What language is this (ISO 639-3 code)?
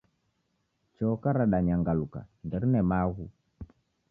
dav